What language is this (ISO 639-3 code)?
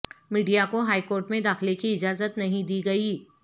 urd